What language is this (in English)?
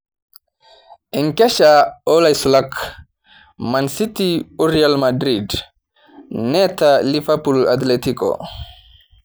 Masai